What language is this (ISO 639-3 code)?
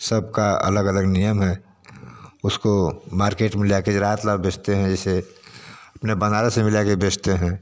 hin